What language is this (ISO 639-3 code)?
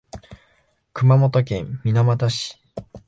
jpn